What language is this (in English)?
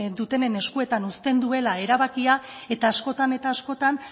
Basque